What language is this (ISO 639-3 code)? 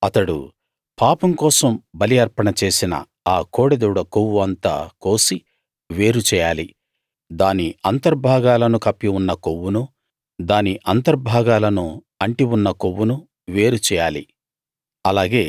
tel